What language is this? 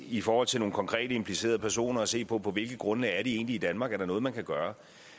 Danish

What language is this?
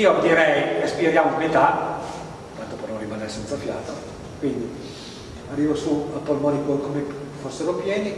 Italian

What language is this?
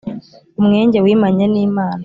Kinyarwanda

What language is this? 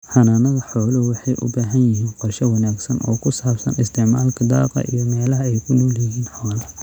Somali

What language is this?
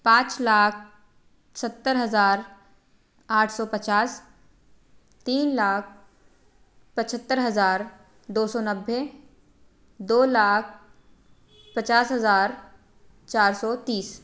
Hindi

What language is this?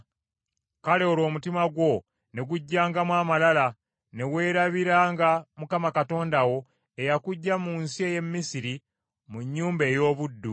Ganda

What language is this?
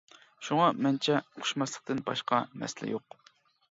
Uyghur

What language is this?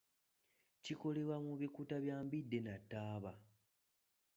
Ganda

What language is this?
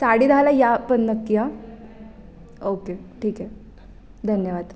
Marathi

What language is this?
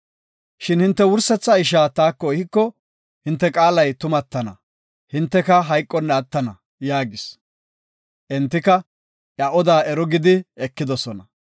Gofa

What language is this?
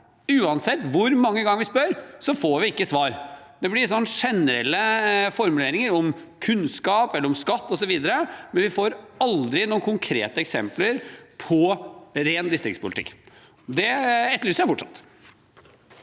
Norwegian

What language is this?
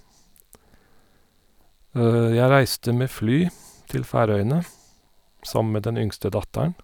Norwegian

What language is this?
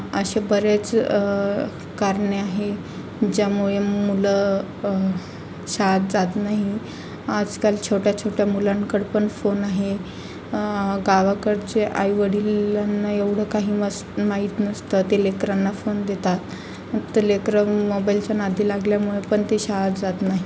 Marathi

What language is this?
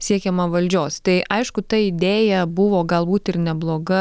Lithuanian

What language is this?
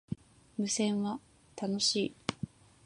Japanese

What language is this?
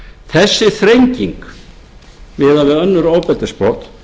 Icelandic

